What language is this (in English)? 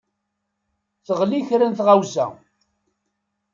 Kabyle